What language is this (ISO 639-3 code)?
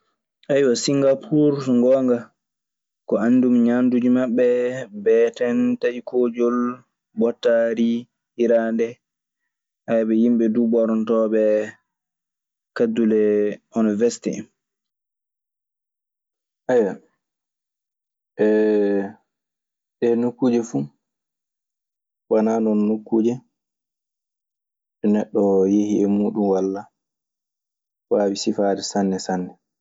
ffm